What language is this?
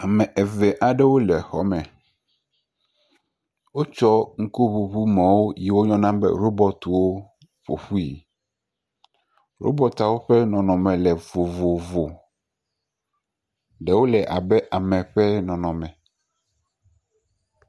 Ewe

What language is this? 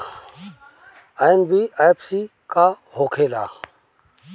Bhojpuri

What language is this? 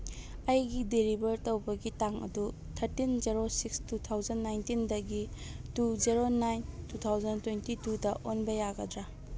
Manipuri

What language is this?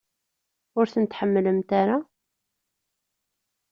Kabyle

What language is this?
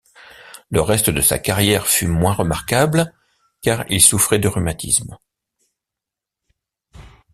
French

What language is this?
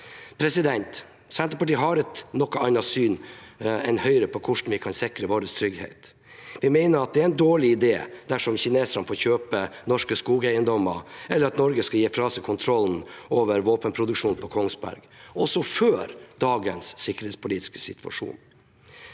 Norwegian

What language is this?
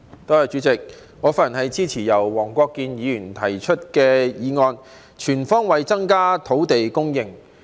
Cantonese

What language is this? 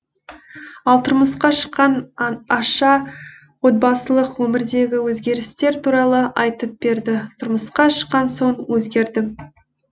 Kazakh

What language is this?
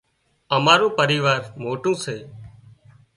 Wadiyara Koli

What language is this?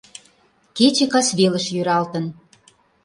Mari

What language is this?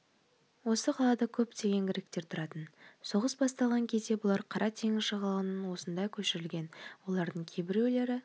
Kazakh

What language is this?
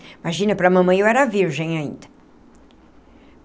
Portuguese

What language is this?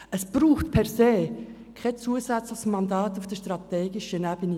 Swiss German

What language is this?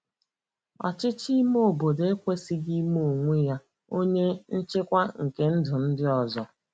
Igbo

